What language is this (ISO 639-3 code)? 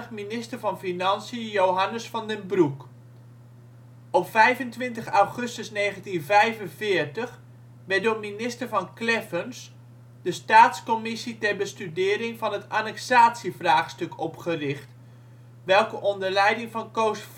nld